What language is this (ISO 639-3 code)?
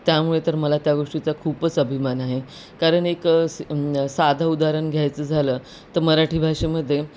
mar